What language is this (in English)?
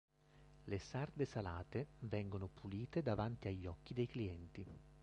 Italian